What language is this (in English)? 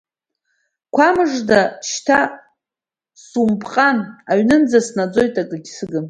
Abkhazian